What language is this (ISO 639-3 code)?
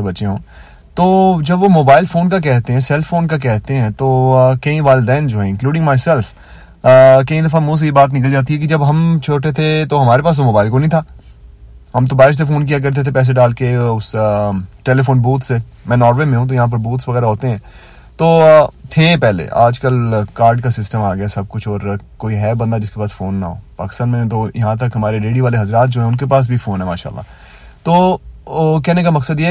urd